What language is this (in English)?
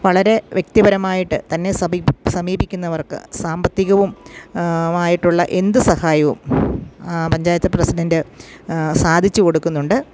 Malayalam